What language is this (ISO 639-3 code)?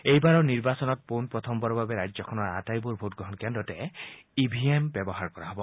asm